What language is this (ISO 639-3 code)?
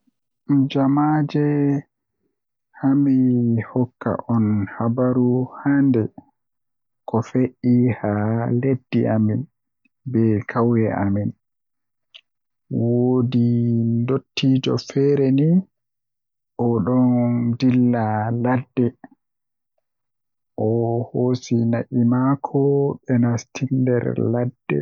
fuh